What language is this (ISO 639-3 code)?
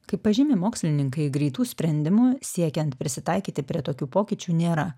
lit